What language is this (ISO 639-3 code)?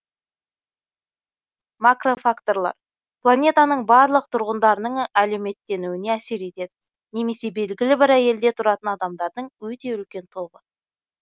kaz